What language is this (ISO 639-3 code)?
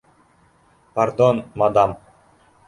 bak